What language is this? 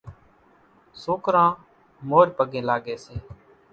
Kachi Koli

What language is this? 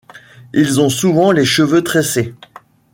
French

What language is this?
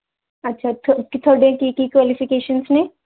Punjabi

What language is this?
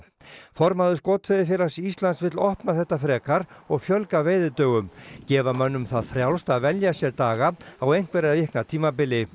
Icelandic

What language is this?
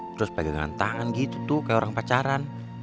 Indonesian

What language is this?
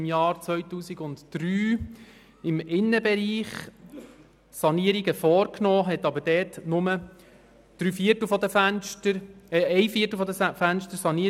Swiss German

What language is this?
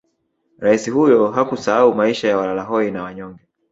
Swahili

